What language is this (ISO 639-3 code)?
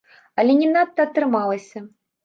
bel